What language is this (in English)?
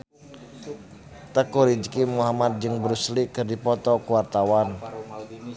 Sundanese